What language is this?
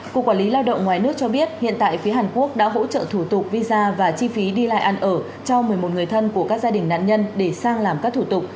Vietnamese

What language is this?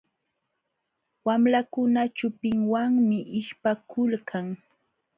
Jauja Wanca Quechua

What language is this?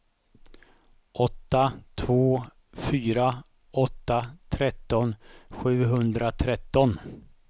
Swedish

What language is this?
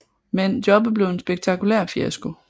Danish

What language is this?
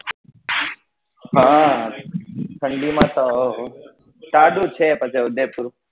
Gujarati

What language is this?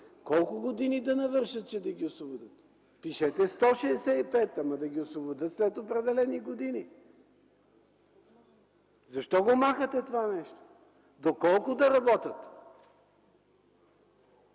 Bulgarian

